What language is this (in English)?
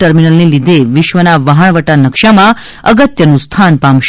Gujarati